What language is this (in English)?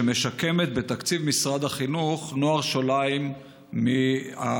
Hebrew